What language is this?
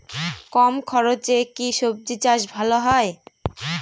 Bangla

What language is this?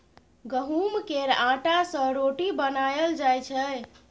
Maithili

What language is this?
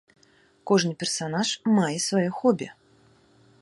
Belarusian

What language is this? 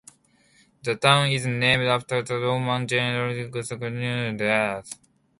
English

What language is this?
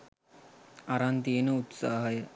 Sinhala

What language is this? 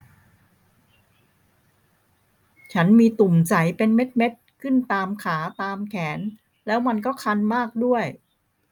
Thai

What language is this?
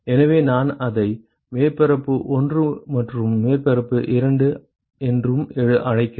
Tamil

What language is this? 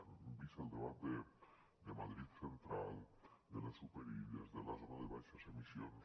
Catalan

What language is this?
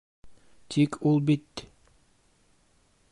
Bashkir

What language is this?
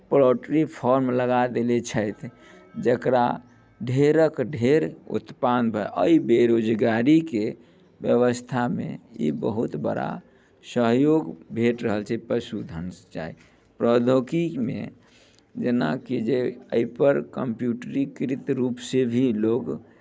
Maithili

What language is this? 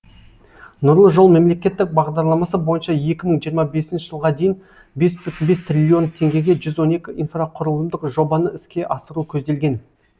Kazakh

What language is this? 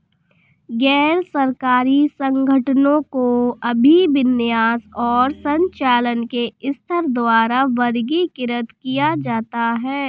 Hindi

